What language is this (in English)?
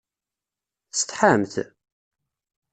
Kabyle